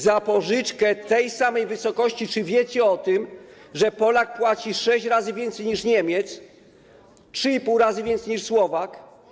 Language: Polish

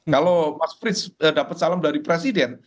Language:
Indonesian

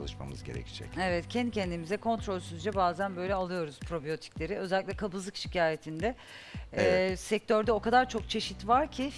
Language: Turkish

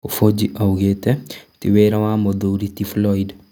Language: Kikuyu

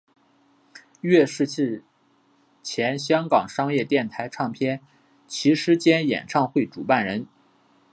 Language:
Chinese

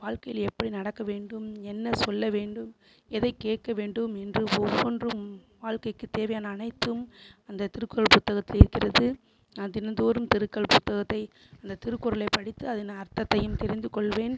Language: Tamil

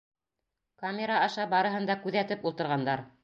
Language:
Bashkir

